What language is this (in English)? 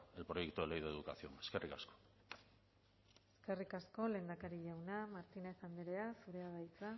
Basque